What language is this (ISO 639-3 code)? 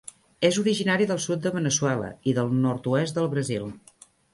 cat